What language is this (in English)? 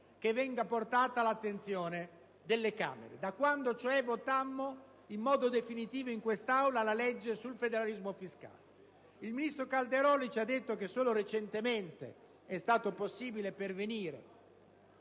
Italian